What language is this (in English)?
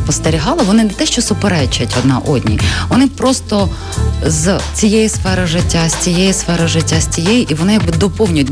Ukrainian